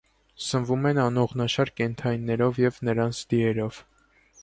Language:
Armenian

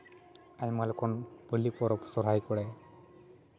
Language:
Santali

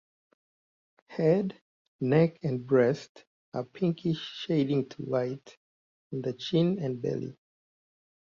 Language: English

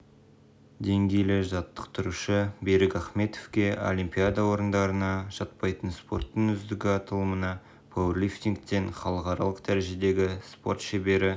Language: Kazakh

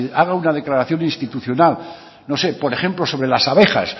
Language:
Spanish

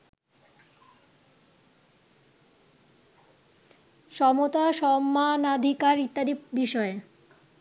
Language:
Bangla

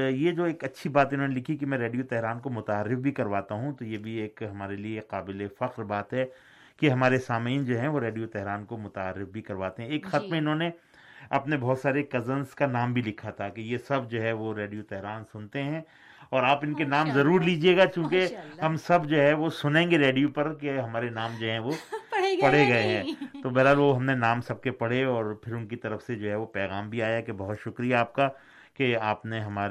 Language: Urdu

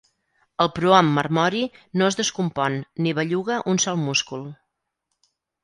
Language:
Catalan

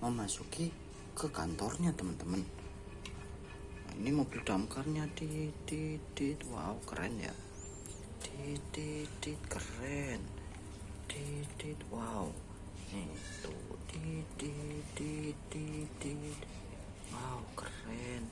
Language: Indonesian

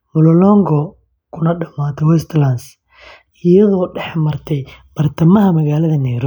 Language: Somali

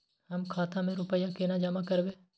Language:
Maithili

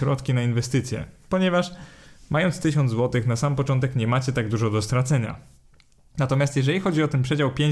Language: Polish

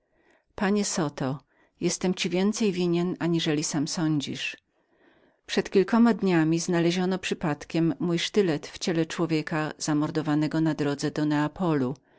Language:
Polish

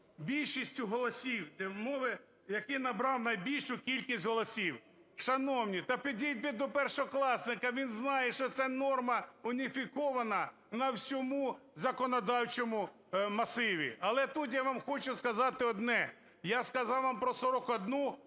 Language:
Ukrainian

